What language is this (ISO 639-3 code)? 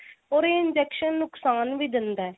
pan